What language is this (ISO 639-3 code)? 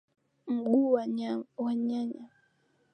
swa